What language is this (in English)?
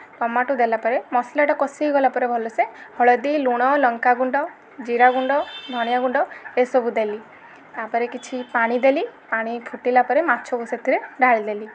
Odia